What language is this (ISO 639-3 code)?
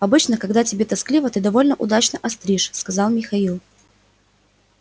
rus